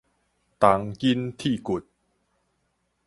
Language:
Min Nan Chinese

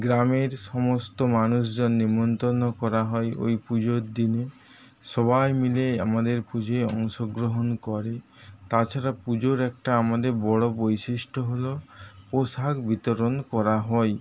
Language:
Bangla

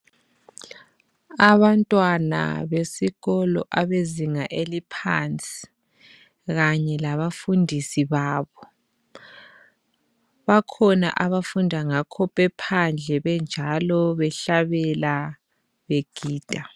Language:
North Ndebele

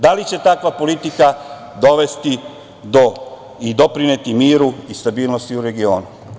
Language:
Serbian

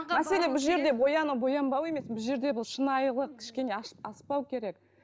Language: Kazakh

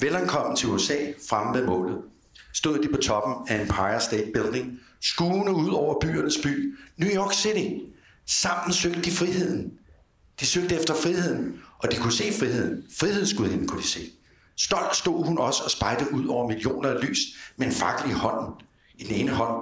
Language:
Danish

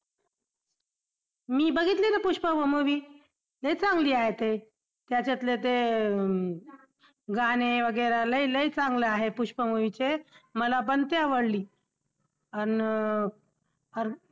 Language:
Marathi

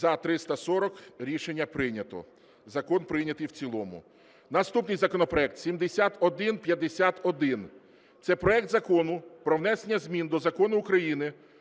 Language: Ukrainian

